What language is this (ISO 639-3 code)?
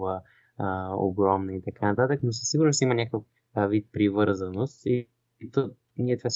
bul